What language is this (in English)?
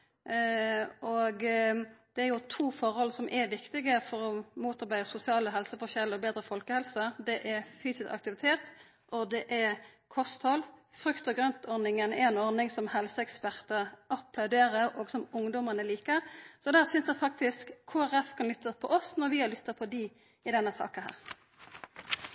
Norwegian Nynorsk